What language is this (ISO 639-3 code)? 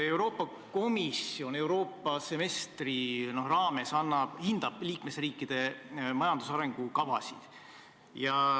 est